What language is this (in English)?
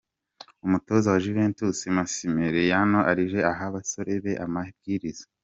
Kinyarwanda